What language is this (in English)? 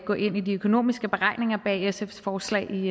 Danish